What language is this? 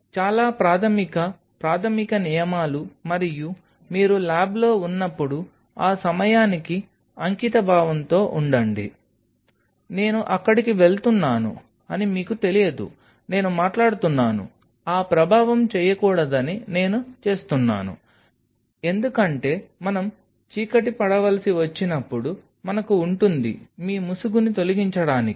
Telugu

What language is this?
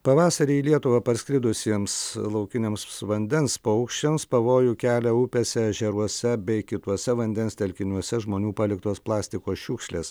Lithuanian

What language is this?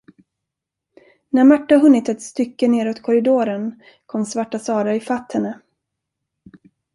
Swedish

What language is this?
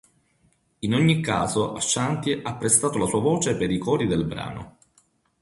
Italian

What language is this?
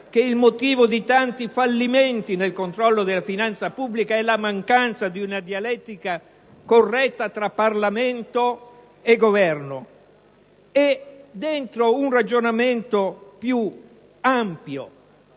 Italian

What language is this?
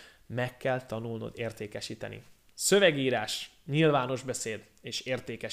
Hungarian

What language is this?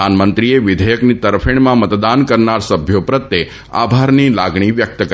Gujarati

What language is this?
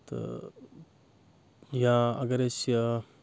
Kashmiri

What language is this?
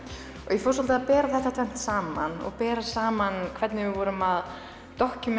Icelandic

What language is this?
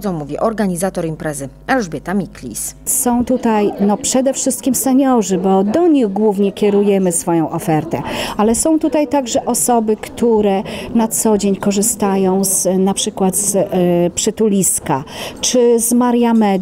Polish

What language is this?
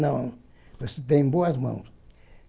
Portuguese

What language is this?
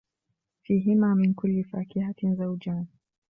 Arabic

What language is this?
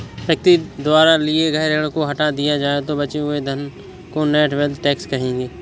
Hindi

